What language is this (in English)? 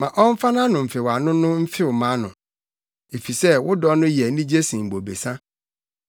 Akan